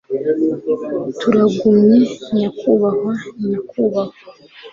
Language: Kinyarwanda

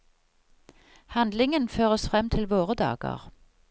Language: Norwegian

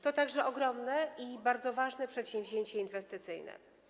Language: Polish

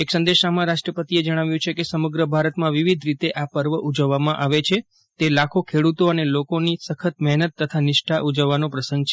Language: Gujarati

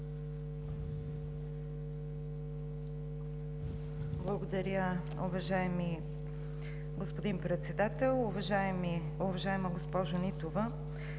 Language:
Bulgarian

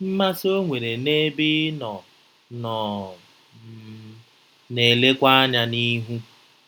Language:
Igbo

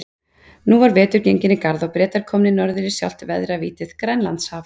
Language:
Icelandic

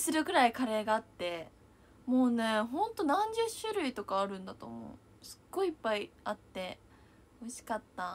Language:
Japanese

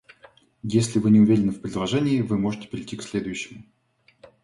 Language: Russian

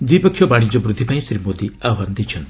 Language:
Odia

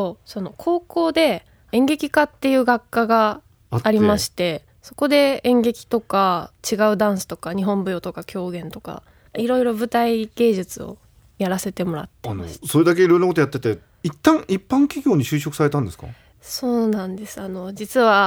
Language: Japanese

